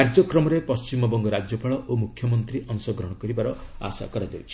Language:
Odia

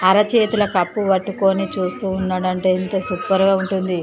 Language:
Telugu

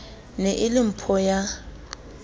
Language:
Southern Sotho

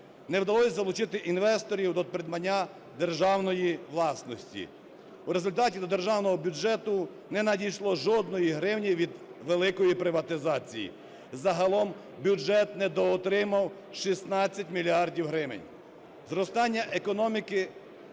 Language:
Ukrainian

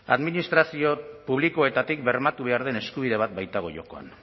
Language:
Basque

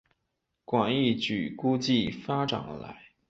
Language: Chinese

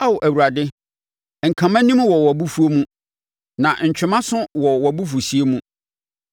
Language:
Akan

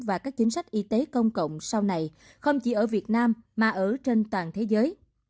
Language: Vietnamese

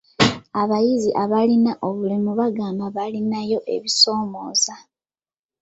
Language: Ganda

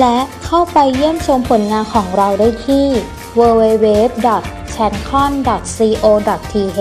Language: Thai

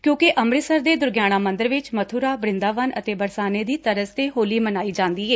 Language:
Punjabi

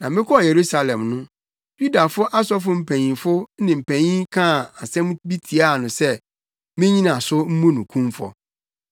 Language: Akan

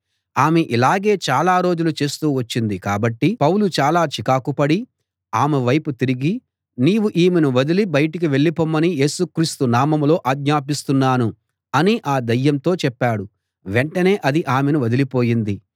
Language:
Telugu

